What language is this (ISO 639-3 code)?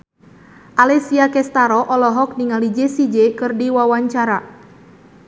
sun